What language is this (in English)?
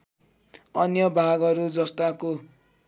Nepali